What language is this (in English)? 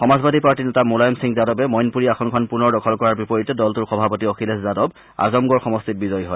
Assamese